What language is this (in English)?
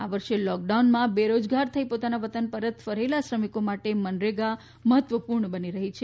Gujarati